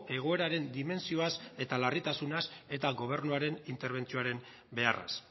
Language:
Basque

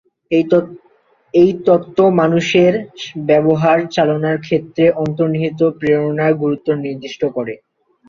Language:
Bangla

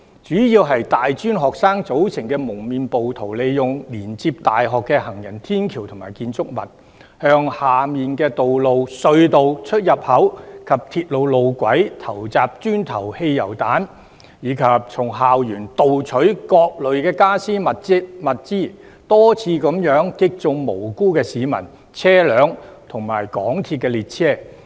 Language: Cantonese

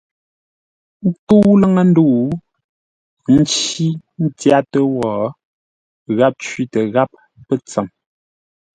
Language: Ngombale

